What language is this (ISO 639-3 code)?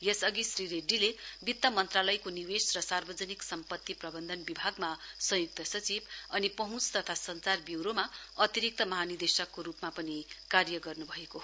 nep